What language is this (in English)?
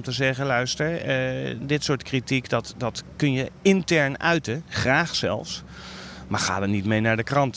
Dutch